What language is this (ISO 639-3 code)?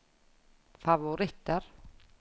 nor